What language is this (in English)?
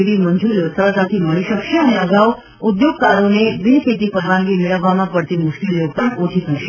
Gujarati